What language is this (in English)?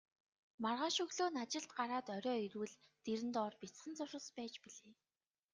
Mongolian